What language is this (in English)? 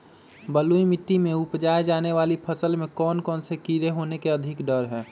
Magahi